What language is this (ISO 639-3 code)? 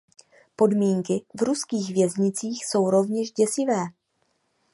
ces